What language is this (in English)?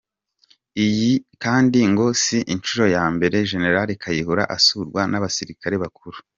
Kinyarwanda